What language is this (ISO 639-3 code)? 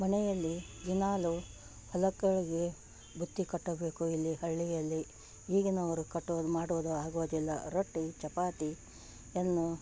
kan